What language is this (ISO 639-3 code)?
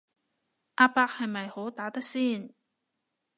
yue